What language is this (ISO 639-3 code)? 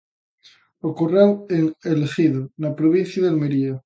glg